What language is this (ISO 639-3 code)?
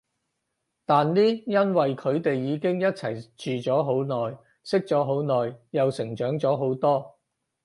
yue